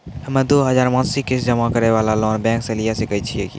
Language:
Maithili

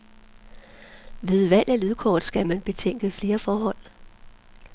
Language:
Danish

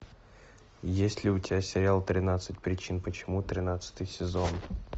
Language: Russian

